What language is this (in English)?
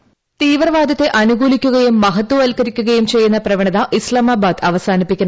Malayalam